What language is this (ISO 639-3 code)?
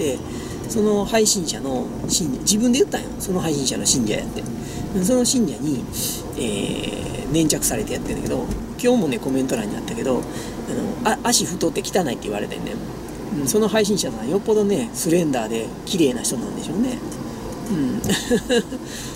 jpn